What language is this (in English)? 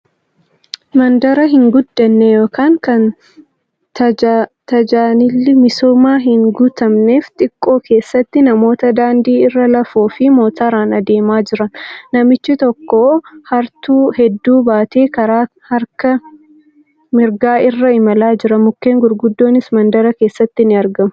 Oromo